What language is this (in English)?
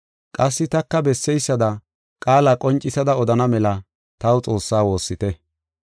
Gofa